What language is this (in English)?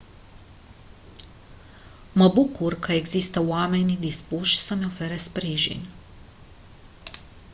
Romanian